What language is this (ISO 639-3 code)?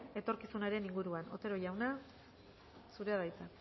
eus